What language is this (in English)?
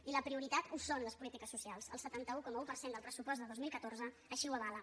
Catalan